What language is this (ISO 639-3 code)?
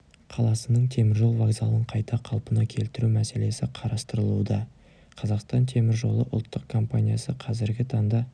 kaz